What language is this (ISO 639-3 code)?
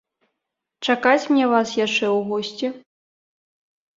bel